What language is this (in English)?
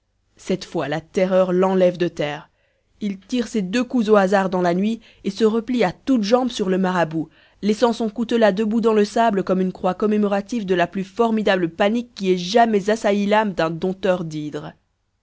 French